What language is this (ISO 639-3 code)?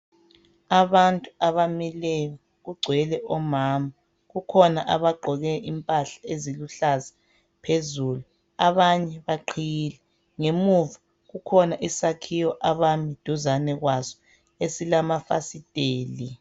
nde